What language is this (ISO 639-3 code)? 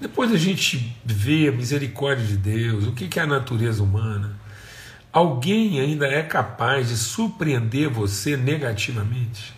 por